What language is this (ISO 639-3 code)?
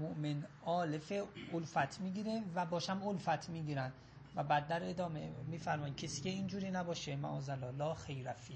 fas